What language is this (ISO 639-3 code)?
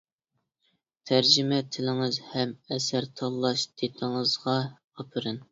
uig